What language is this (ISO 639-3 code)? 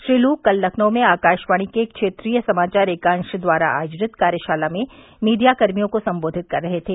hin